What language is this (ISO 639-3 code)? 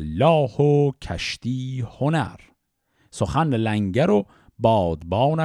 fas